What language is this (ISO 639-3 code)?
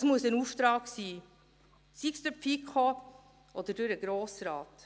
gsw